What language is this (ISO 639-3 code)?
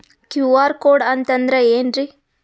kan